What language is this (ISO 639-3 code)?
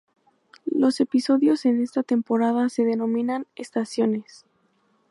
spa